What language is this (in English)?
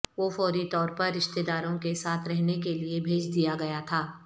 Urdu